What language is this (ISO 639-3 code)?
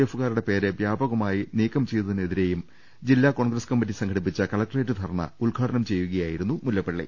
mal